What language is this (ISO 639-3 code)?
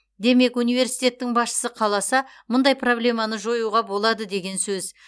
kaz